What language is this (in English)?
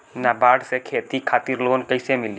Bhojpuri